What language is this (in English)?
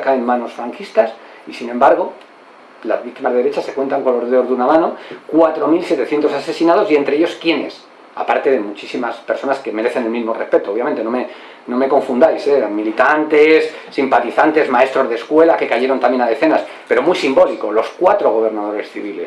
Spanish